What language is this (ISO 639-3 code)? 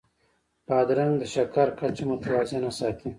pus